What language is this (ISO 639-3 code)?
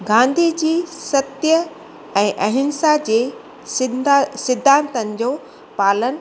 snd